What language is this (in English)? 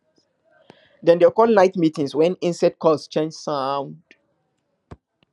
Nigerian Pidgin